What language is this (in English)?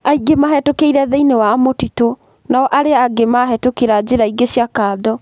Kikuyu